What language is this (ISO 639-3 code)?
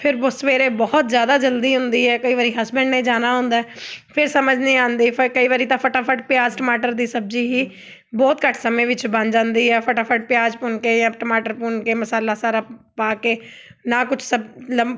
pan